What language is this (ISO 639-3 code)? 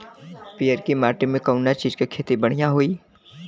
bho